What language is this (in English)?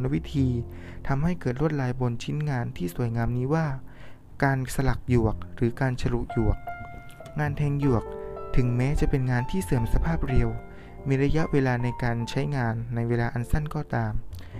Thai